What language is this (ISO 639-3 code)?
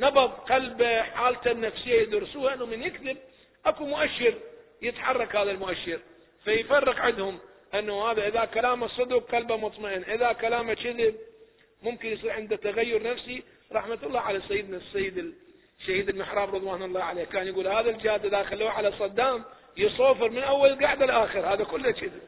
ara